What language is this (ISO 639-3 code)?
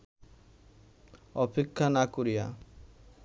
ben